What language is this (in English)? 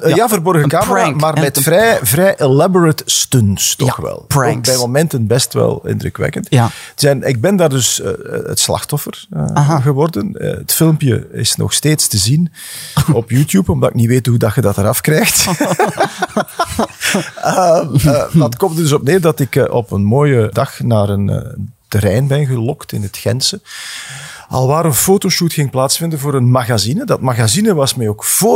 Dutch